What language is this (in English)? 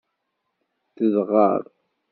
Kabyle